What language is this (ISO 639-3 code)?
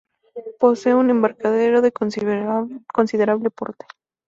spa